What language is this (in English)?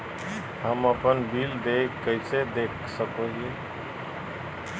Magahi